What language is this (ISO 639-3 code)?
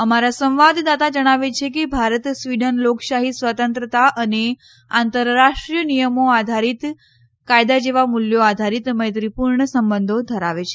guj